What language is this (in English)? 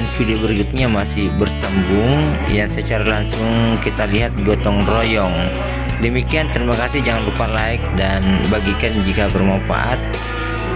Indonesian